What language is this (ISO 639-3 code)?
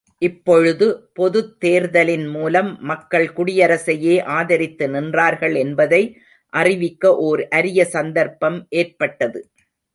tam